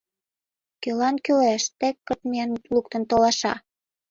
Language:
Mari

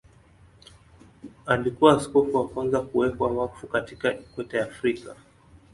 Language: Swahili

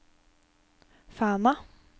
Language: Norwegian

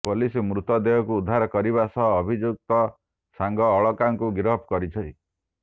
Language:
Odia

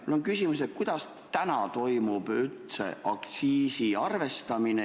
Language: Estonian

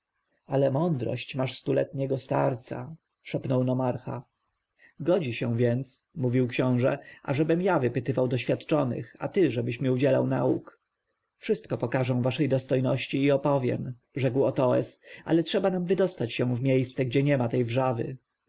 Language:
Polish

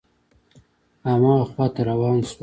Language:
Pashto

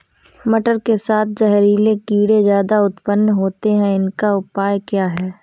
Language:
Hindi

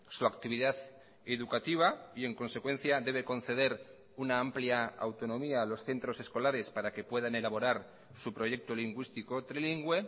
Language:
Spanish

